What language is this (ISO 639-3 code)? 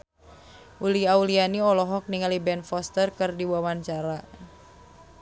sun